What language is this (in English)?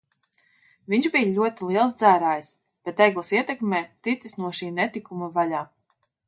Latvian